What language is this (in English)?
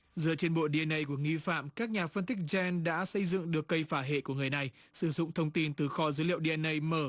Vietnamese